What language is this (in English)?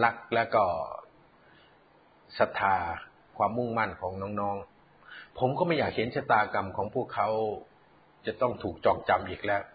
Thai